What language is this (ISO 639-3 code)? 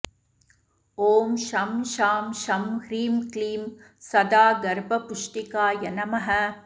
san